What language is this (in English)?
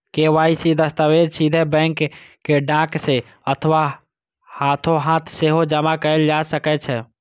Maithili